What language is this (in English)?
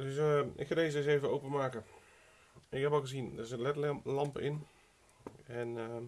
Dutch